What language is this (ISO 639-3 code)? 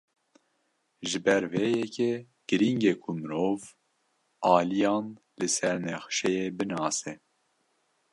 kur